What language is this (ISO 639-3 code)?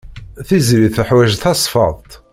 kab